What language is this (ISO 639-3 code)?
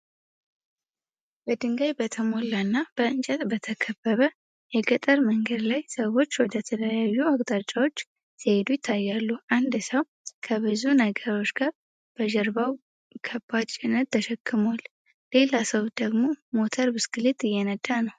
amh